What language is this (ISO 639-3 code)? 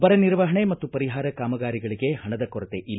kan